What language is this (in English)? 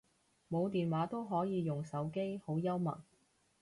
Cantonese